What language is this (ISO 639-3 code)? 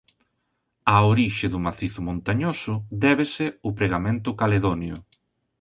glg